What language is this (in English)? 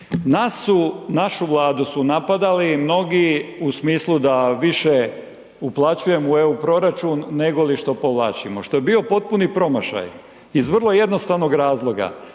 Croatian